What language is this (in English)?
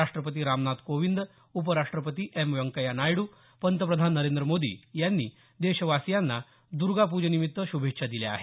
Marathi